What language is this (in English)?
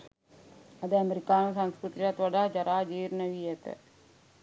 Sinhala